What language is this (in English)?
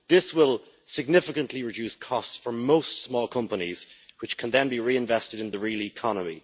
English